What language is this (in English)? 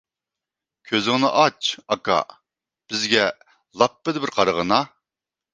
Uyghur